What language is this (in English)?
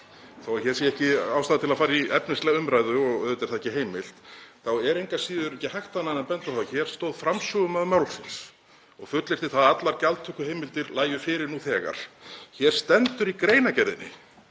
Icelandic